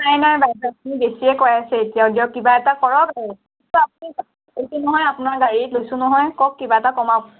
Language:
Assamese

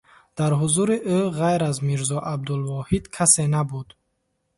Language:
Tajik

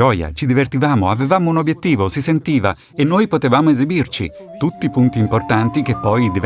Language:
Italian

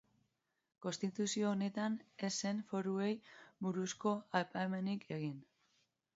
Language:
Basque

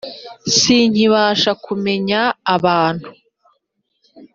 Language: Kinyarwanda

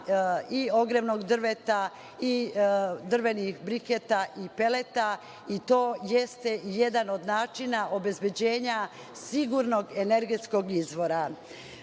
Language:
Serbian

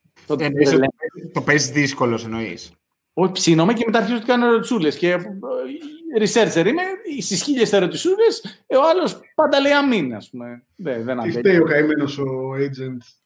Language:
Greek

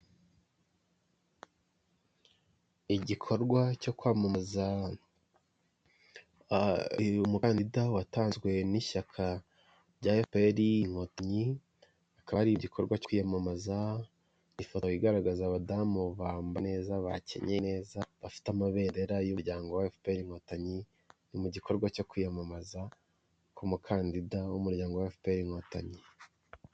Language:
Kinyarwanda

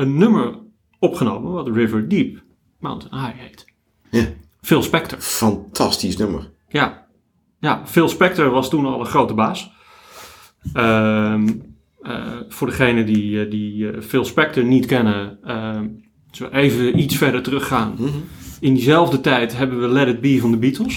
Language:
Dutch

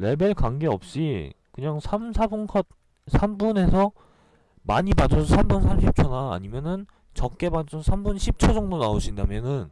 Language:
Korean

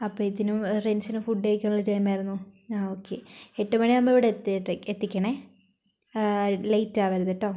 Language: Malayalam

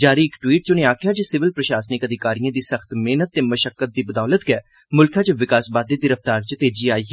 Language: Dogri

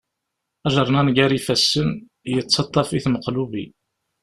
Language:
Kabyle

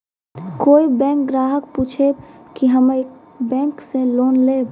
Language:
Maithili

